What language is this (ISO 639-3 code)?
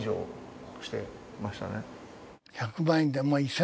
jpn